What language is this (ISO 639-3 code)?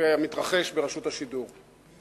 heb